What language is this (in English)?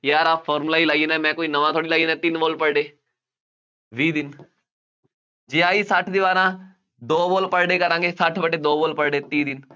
Punjabi